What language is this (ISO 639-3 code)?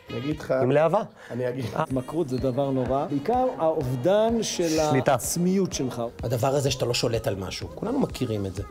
heb